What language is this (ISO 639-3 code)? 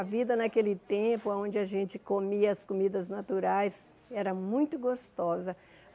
por